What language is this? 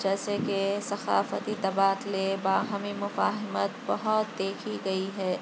Urdu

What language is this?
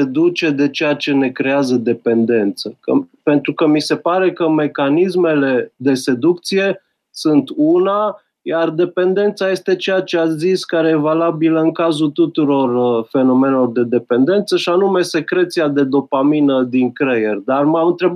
Romanian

